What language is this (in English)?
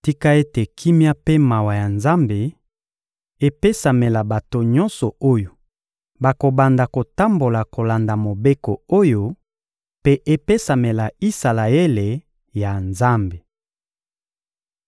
Lingala